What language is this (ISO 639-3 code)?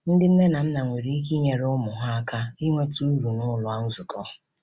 ibo